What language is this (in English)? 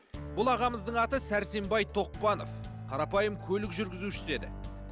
Kazakh